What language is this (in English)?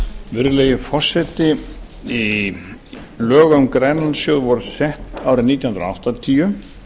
Icelandic